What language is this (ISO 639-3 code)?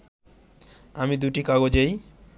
ben